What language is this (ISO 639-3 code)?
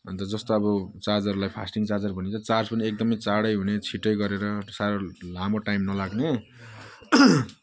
nep